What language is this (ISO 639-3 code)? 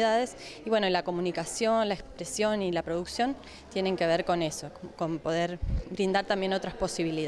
spa